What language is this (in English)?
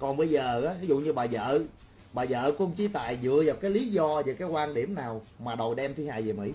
Vietnamese